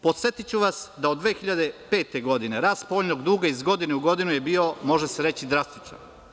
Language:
Serbian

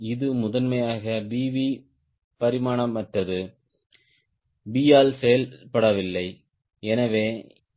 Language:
Tamil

